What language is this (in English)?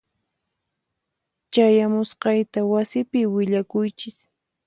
Puno Quechua